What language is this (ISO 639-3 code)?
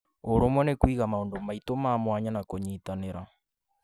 kik